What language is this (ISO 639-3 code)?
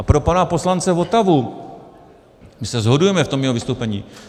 ces